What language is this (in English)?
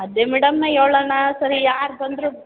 Kannada